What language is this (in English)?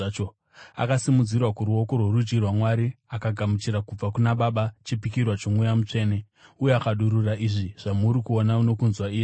Shona